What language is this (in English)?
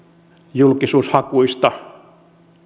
Finnish